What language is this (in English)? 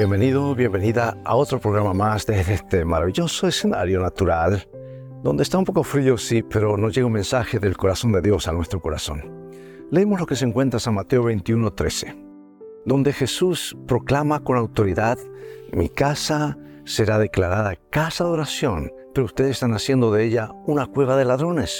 Spanish